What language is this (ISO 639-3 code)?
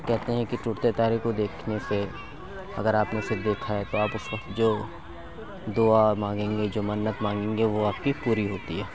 urd